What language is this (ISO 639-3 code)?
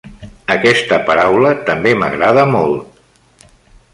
cat